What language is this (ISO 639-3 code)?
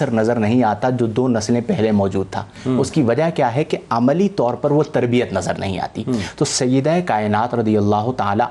urd